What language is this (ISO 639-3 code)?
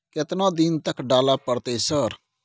mai